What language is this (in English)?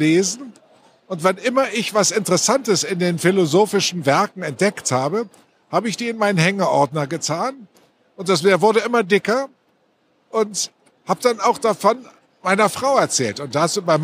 German